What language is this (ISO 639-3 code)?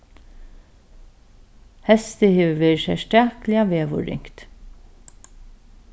fao